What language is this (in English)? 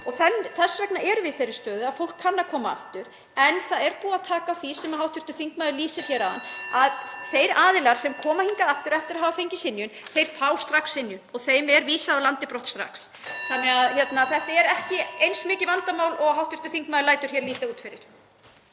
Icelandic